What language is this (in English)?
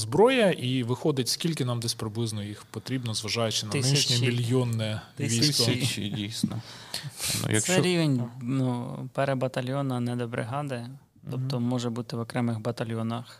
Ukrainian